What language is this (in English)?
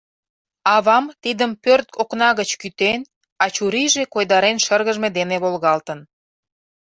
Mari